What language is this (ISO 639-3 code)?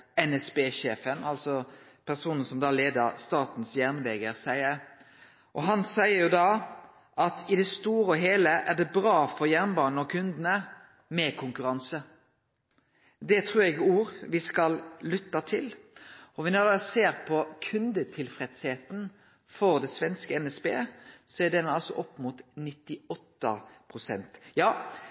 nno